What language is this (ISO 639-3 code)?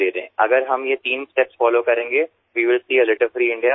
guj